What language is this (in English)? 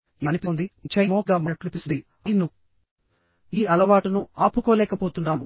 Telugu